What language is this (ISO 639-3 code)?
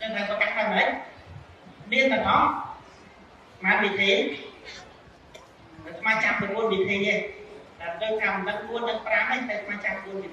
vie